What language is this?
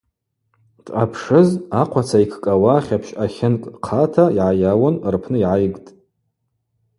Abaza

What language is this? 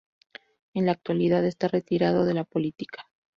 Spanish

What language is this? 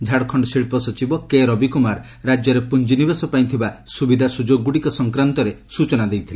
Odia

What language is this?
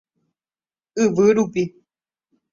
Guarani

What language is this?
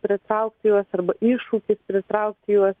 Lithuanian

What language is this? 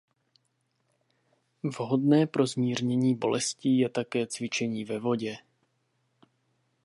Czech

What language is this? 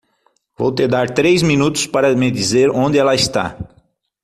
Portuguese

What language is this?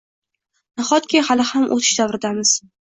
Uzbek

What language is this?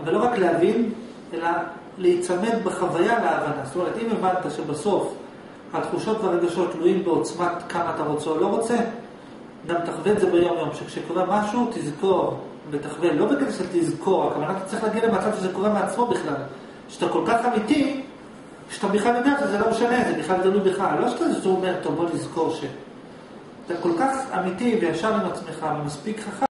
Hebrew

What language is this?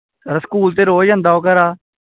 Dogri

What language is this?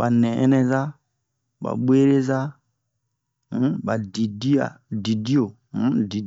Bomu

